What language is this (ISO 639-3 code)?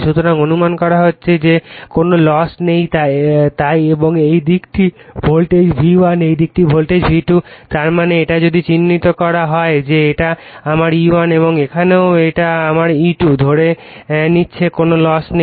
ben